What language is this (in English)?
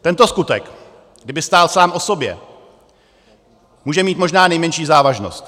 Czech